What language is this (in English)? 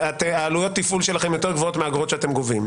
Hebrew